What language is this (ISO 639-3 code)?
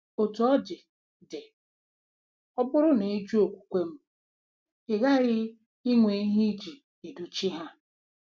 ibo